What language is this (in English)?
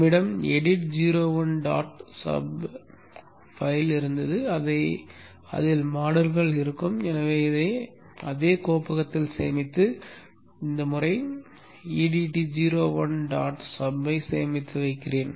Tamil